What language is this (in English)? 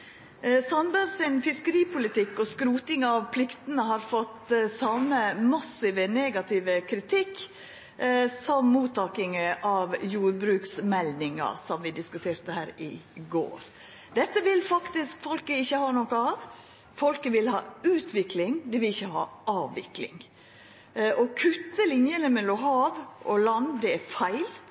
Norwegian Nynorsk